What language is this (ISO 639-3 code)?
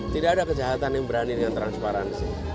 ind